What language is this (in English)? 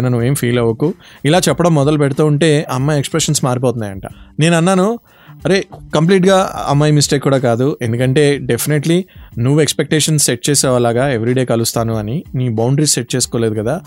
Telugu